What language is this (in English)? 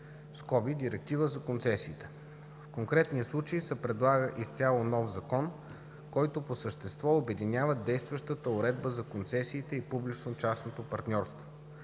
Bulgarian